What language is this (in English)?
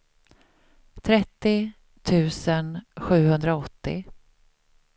Swedish